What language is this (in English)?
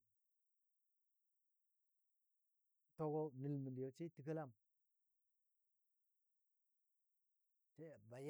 Dadiya